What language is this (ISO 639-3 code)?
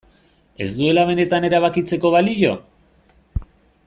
eus